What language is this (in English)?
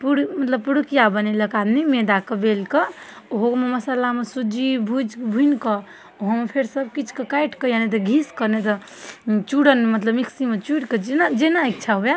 Maithili